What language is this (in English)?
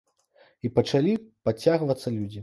Belarusian